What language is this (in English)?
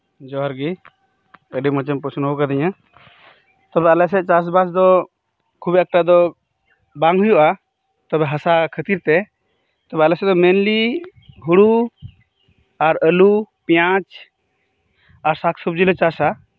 Santali